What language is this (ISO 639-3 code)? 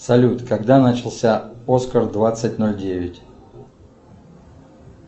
rus